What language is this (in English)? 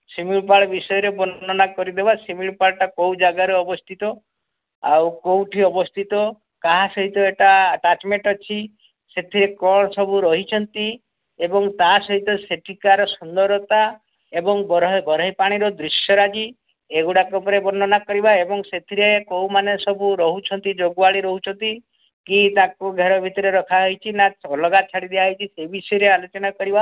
Odia